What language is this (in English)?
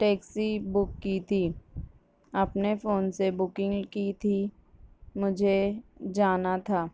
Urdu